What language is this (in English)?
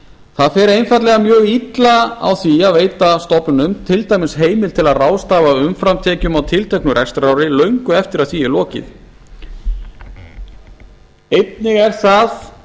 Icelandic